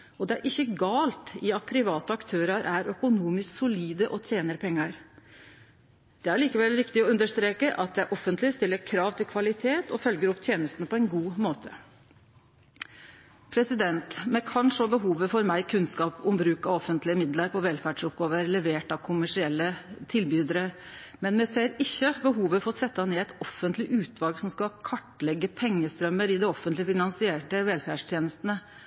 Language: Norwegian Nynorsk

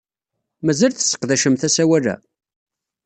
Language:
Kabyle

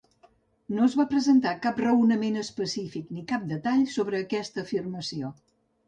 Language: Catalan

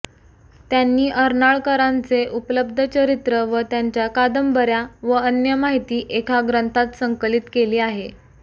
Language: Marathi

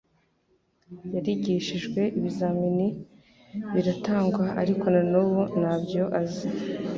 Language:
Kinyarwanda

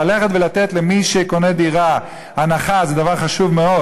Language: Hebrew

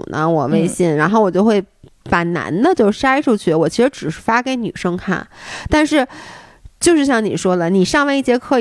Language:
Chinese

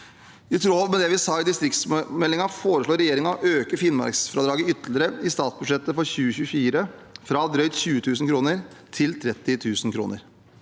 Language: Norwegian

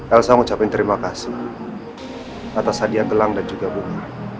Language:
Indonesian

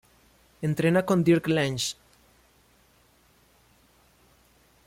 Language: Spanish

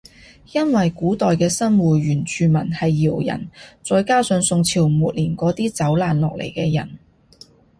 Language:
Cantonese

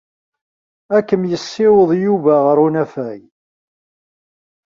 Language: Kabyle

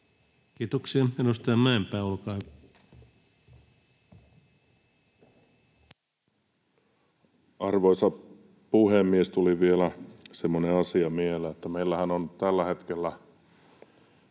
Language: Finnish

